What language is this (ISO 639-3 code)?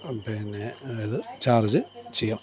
mal